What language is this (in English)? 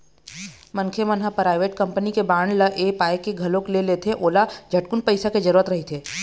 Chhattisgarhi